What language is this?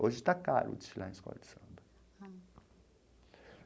Portuguese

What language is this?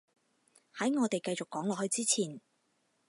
Cantonese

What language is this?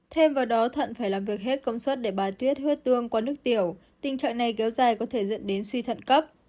Vietnamese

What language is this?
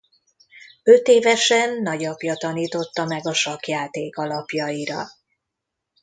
Hungarian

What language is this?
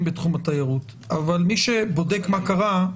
Hebrew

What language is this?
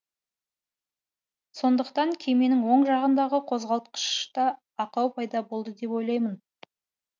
Kazakh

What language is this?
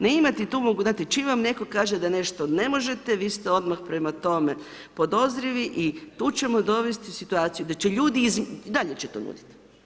Croatian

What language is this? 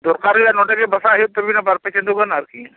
Santali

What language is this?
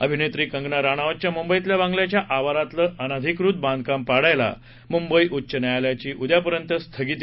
Marathi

